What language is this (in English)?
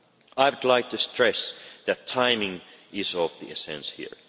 English